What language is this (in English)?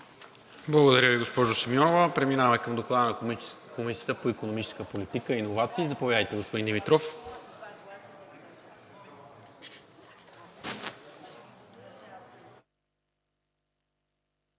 Bulgarian